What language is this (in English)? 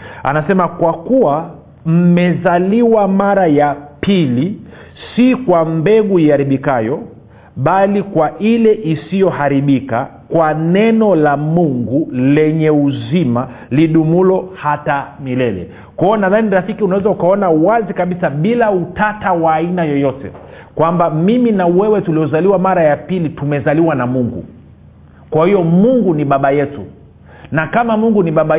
Swahili